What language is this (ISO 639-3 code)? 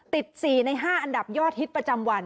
tha